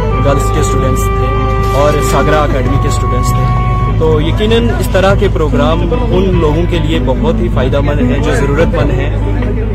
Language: Urdu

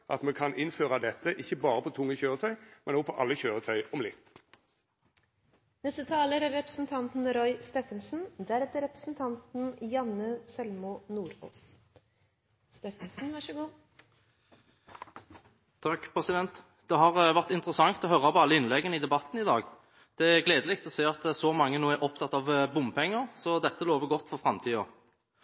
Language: Norwegian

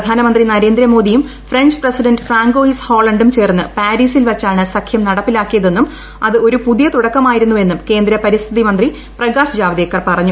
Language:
Malayalam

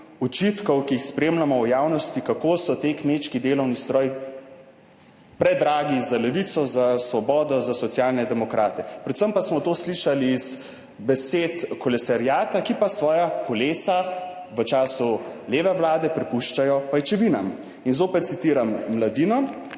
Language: Slovenian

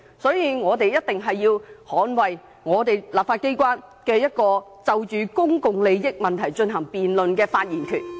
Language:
Cantonese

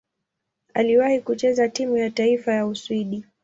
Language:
Swahili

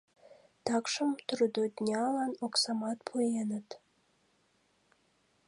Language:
Mari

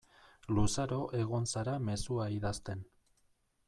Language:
Basque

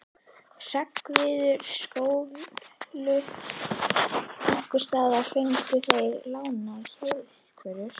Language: Icelandic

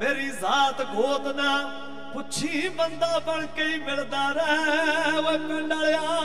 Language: Punjabi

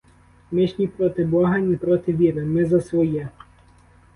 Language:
Ukrainian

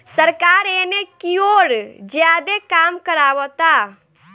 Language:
Bhojpuri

